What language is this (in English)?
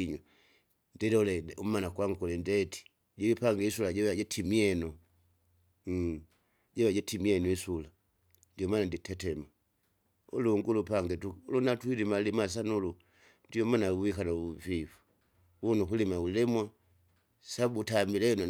Kinga